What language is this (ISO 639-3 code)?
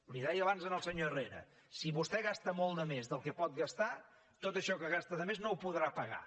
cat